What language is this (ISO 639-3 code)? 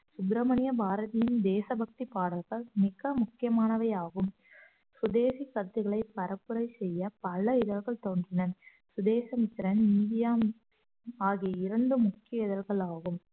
tam